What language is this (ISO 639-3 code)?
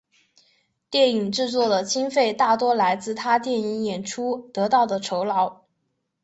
zho